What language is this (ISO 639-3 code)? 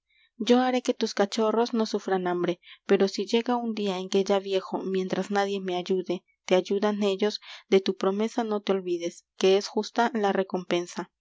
spa